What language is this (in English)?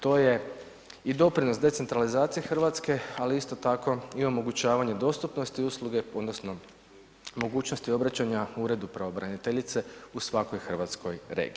Croatian